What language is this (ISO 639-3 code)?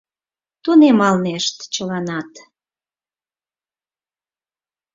chm